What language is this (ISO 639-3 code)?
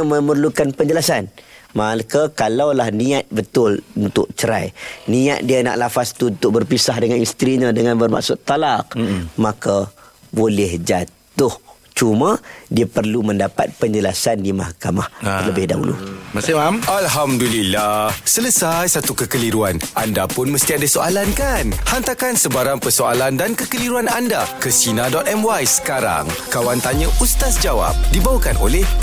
msa